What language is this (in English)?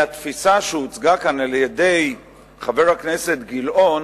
Hebrew